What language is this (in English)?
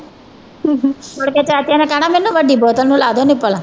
Punjabi